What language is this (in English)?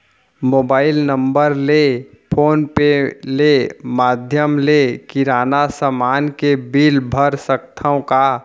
Chhattisgarhi